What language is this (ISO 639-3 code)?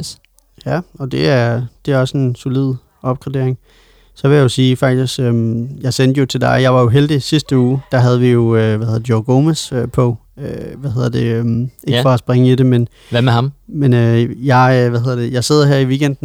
dan